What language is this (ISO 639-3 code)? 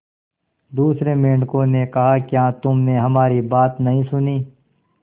hin